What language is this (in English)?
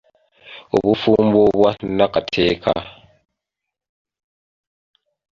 Ganda